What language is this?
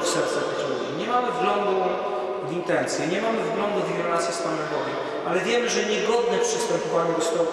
Polish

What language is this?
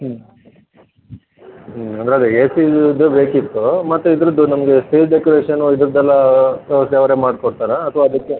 Kannada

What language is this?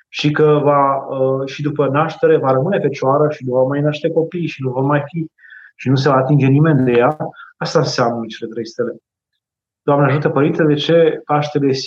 Romanian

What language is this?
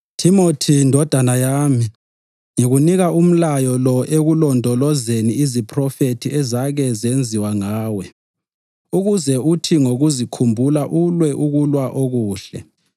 North Ndebele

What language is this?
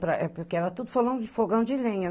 Portuguese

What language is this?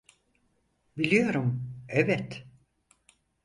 Turkish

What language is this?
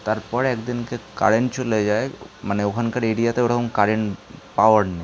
Bangla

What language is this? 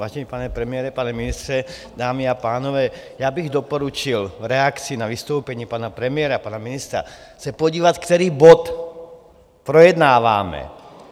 Czech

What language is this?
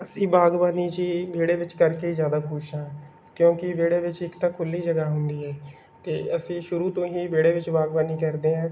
Punjabi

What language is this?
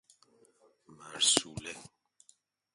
Persian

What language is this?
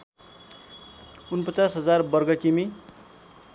Nepali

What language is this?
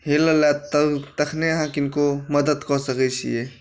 Maithili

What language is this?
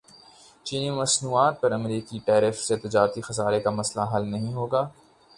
Urdu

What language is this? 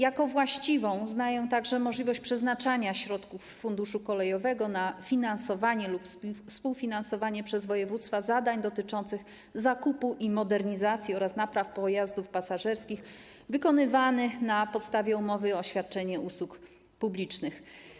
Polish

